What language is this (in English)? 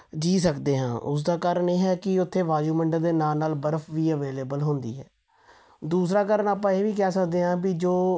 Punjabi